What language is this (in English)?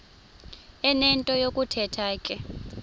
Xhosa